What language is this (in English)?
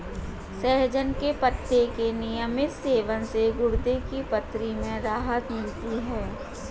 Hindi